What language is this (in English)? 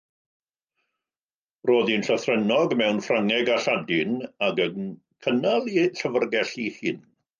Welsh